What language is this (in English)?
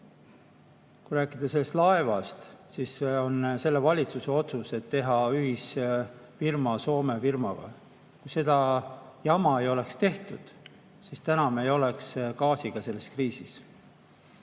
Estonian